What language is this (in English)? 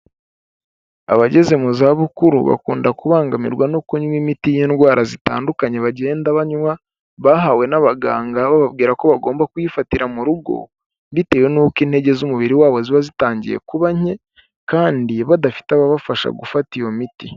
Kinyarwanda